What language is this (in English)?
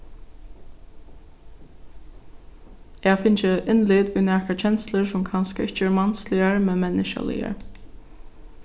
Faroese